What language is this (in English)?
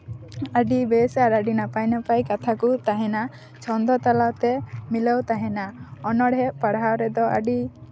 Santali